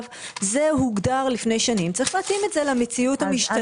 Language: Hebrew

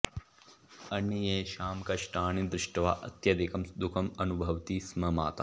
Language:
Sanskrit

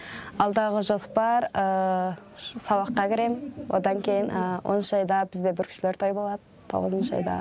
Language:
Kazakh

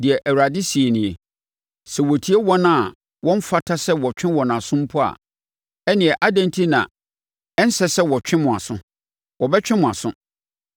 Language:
Akan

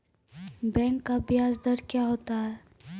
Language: Maithili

